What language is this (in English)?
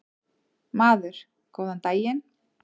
Icelandic